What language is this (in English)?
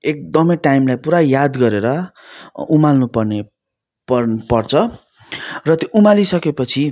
Nepali